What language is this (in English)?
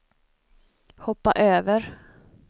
Swedish